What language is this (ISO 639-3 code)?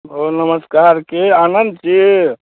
mai